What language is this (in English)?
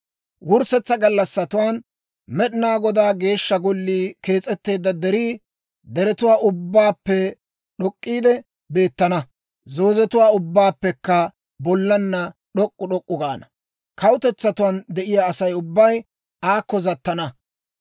Dawro